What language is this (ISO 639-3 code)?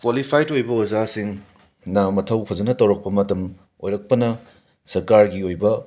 mni